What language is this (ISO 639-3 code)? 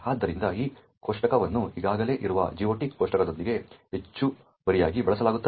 kan